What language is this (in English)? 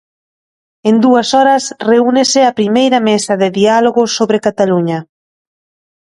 Galician